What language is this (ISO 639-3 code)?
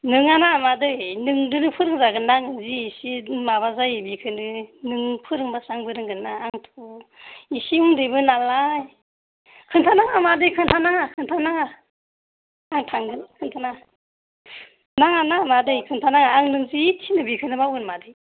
brx